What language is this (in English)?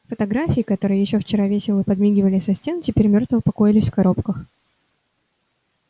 Russian